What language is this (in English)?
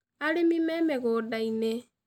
Kikuyu